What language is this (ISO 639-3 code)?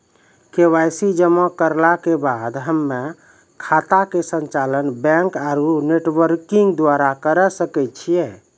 mai